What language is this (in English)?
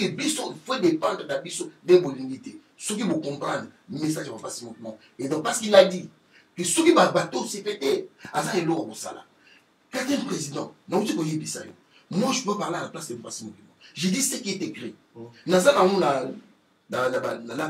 French